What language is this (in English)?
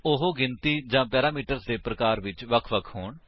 Punjabi